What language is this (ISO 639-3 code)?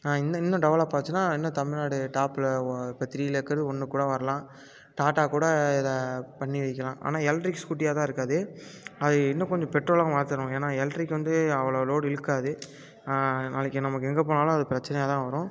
tam